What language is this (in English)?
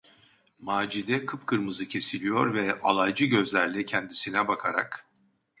Turkish